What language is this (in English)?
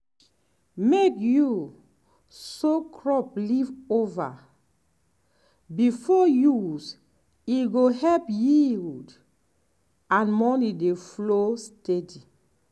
Nigerian Pidgin